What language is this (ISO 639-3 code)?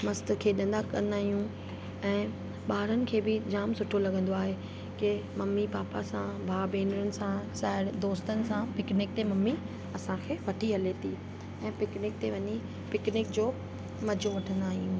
snd